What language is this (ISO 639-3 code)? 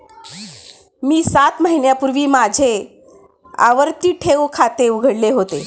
mar